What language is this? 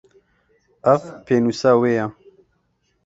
Kurdish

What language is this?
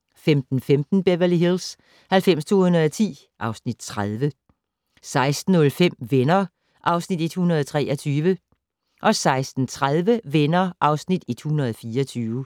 Danish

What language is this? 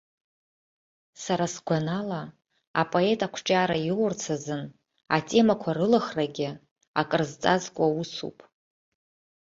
Abkhazian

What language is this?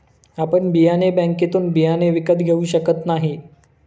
Marathi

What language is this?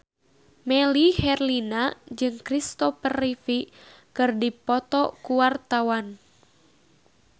Sundanese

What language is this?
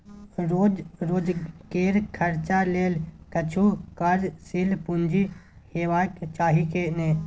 Maithili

